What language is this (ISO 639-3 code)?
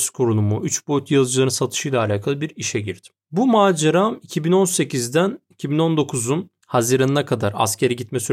tur